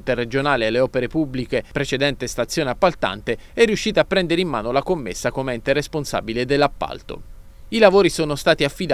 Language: Italian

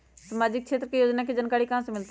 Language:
Magahi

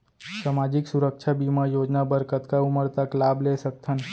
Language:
Chhattisgarhi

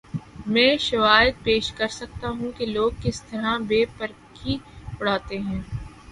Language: Urdu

